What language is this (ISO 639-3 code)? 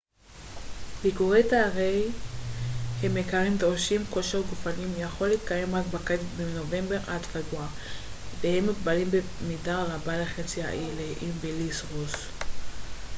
heb